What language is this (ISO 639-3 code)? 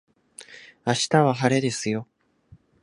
jpn